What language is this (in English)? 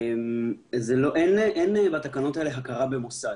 Hebrew